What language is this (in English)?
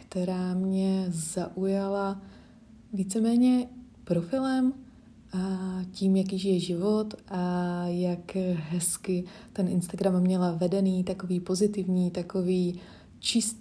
Czech